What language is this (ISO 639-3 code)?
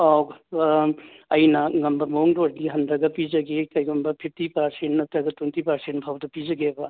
mni